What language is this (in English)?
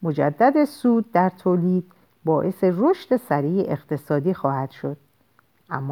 Persian